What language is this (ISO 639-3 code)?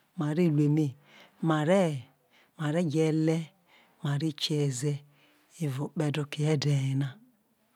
iso